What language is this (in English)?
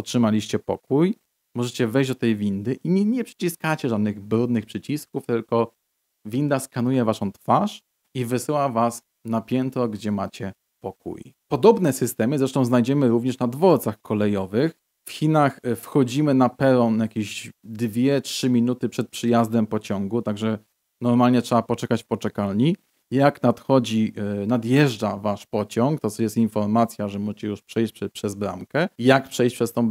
Polish